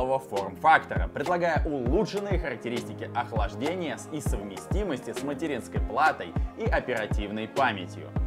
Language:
Russian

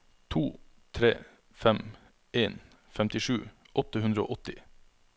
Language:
Norwegian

